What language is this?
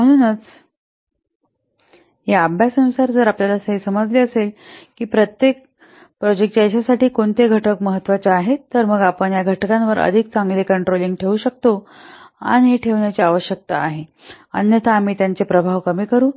Marathi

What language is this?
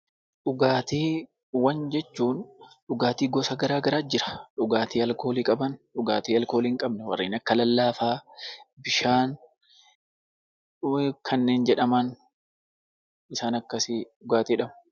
Oromo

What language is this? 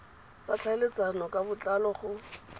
Tswana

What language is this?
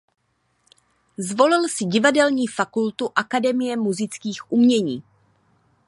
Czech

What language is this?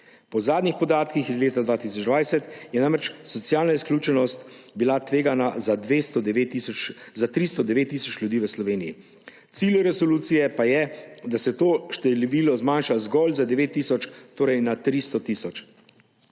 Slovenian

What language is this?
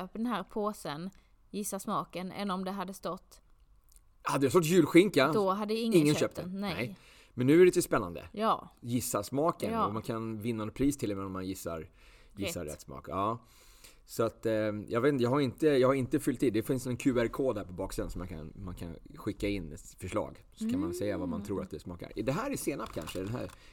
Swedish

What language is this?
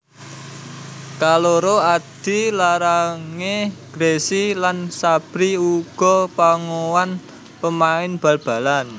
Javanese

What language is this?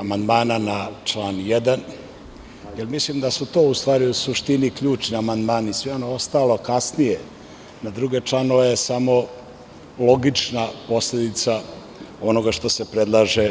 Serbian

